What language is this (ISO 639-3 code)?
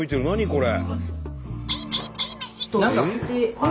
jpn